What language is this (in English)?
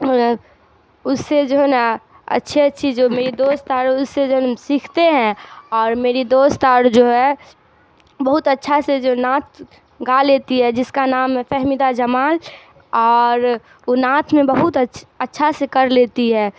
Urdu